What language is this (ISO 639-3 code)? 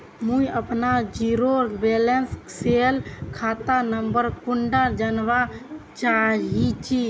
mag